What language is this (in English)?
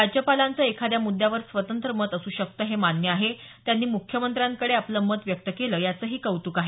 Marathi